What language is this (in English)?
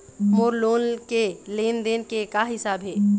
Chhattisgarhi